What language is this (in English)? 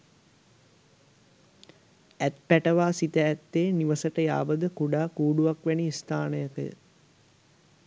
Sinhala